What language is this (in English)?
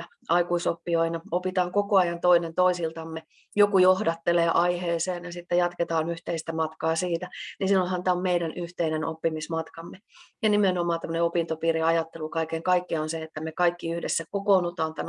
Finnish